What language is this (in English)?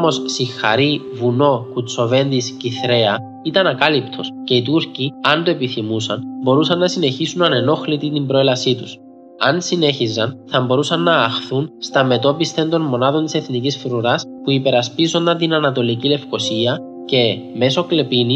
Greek